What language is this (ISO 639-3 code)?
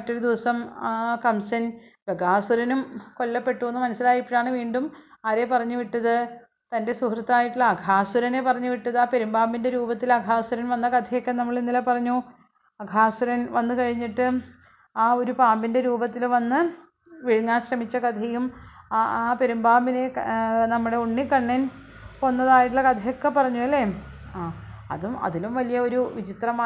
mal